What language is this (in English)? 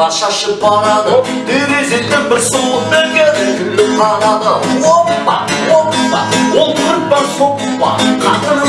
Turkish